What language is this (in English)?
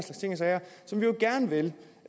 Danish